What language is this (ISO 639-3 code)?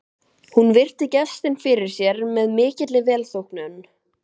isl